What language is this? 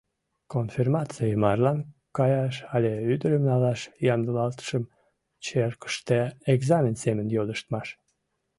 Mari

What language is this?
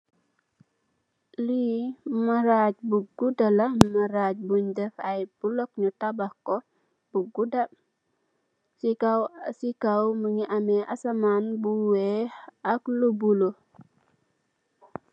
Wolof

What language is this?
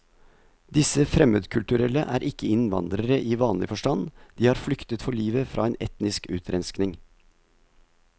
Norwegian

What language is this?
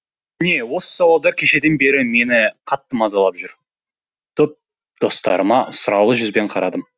Kazakh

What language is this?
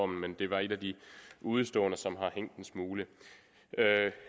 Danish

